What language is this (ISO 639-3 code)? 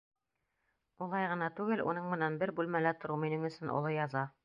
bak